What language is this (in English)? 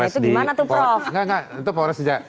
Indonesian